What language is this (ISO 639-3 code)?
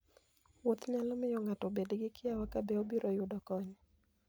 luo